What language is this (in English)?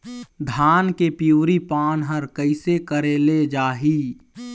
Chhattisgarhi